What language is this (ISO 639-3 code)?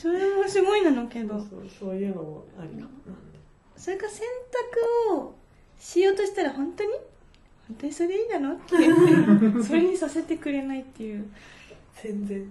jpn